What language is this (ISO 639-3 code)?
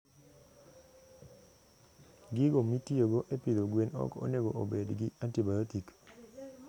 luo